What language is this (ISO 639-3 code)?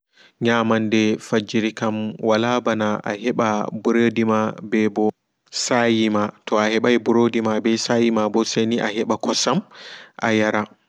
ful